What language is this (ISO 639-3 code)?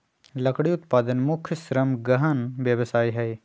mag